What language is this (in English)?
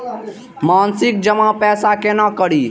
Maithili